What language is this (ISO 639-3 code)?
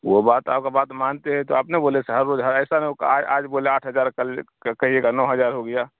urd